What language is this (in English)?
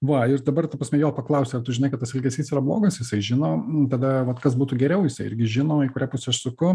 Lithuanian